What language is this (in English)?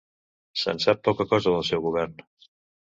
Catalan